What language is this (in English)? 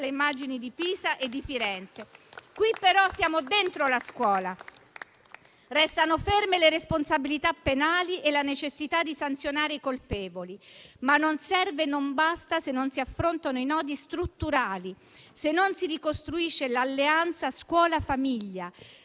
Italian